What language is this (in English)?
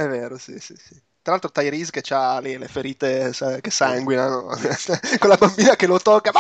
Italian